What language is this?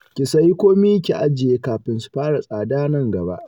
Hausa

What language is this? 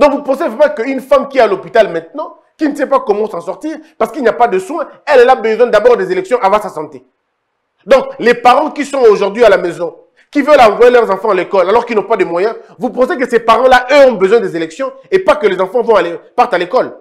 French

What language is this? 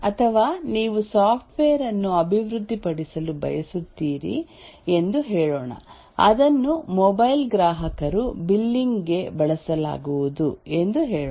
Kannada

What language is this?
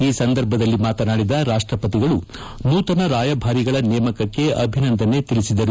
Kannada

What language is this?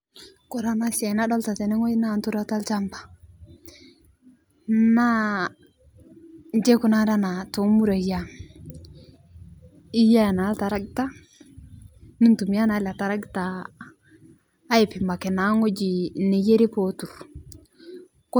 Masai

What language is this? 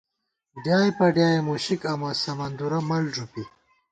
Gawar-Bati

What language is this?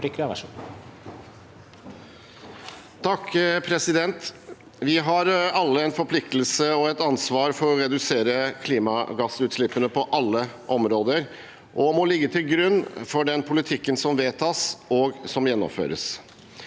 Norwegian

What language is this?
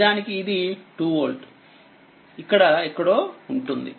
Telugu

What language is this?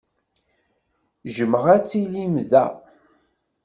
Kabyle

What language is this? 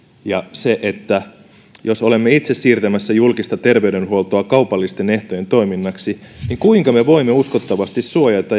Finnish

